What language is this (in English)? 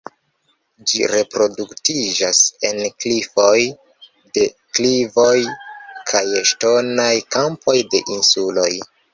Esperanto